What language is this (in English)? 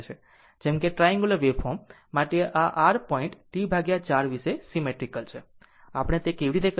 Gujarati